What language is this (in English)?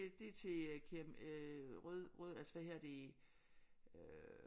Danish